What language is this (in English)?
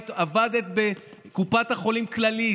Hebrew